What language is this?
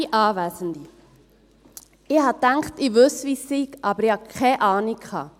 Swiss German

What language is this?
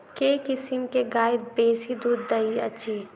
Maithili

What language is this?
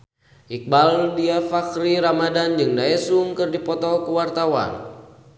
Sundanese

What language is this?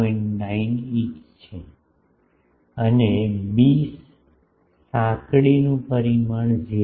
Gujarati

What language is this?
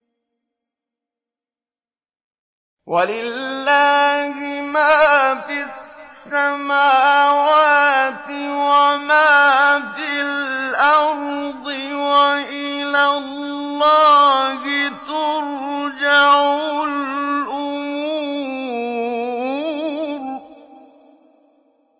Arabic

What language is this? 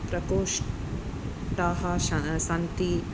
Sanskrit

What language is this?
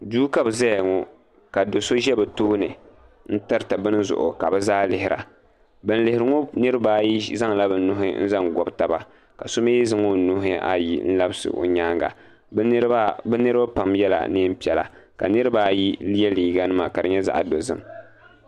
Dagbani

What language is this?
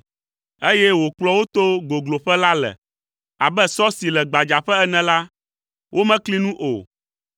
Ewe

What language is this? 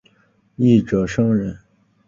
Chinese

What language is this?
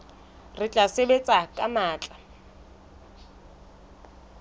Southern Sotho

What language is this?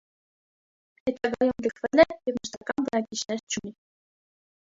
Armenian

